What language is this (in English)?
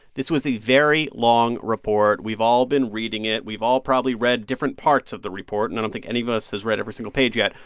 English